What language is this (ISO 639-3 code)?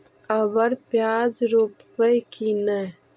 mag